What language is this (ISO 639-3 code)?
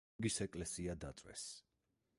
kat